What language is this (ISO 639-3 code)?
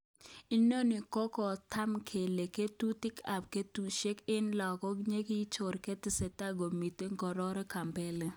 kln